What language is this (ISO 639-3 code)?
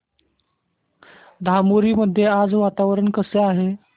mar